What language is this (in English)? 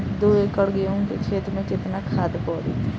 Bhojpuri